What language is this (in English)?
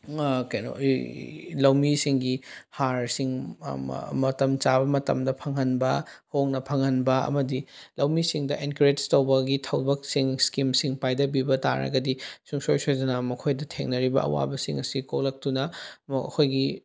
Manipuri